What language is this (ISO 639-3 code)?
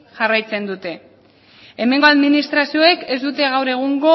eus